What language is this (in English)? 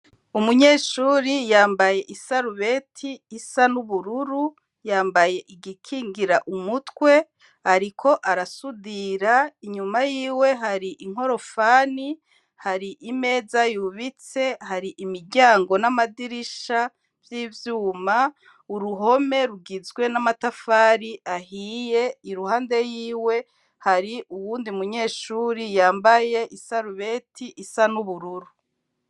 Rundi